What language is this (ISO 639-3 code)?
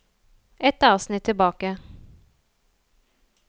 nor